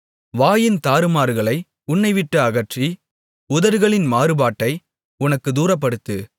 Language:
Tamil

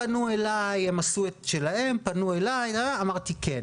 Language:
Hebrew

